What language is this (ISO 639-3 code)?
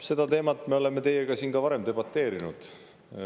est